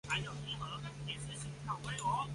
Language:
Chinese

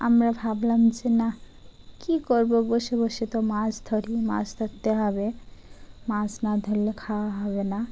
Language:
Bangla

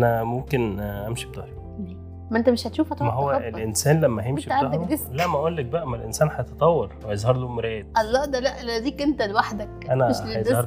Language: Arabic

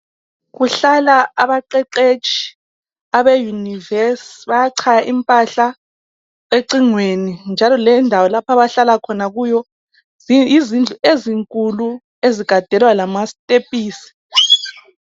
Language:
North Ndebele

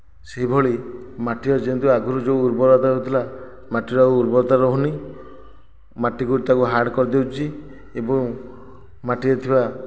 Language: Odia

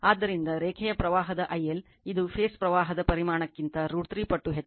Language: Kannada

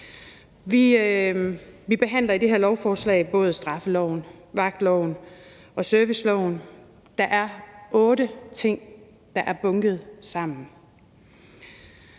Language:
Danish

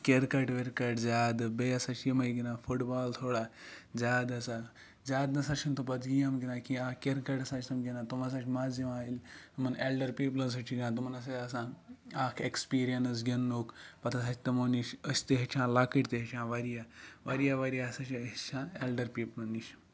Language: Kashmiri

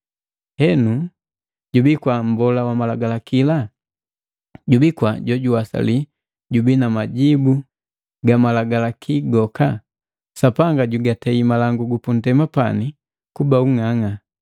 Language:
Matengo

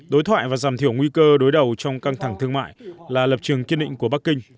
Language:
Vietnamese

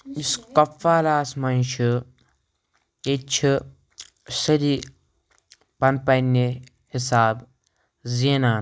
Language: Kashmiri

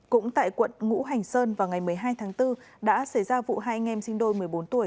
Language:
Vietnamese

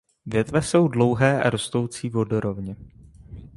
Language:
Czech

